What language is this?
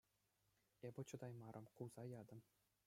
Chuvash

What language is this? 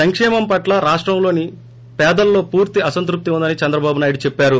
Telugu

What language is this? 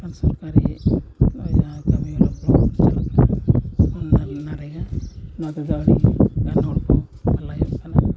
Santali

